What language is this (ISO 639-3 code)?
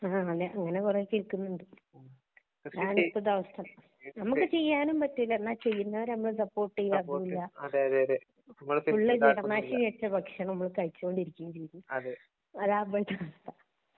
mal